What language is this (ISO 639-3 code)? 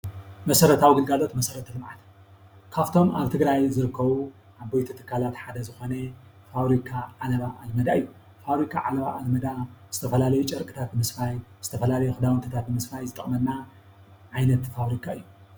tir